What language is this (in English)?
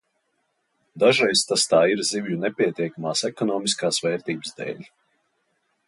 Latvian